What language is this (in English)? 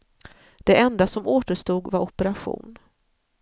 Swedish